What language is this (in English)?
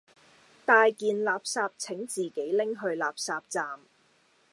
Cantonese